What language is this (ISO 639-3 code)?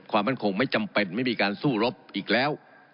tha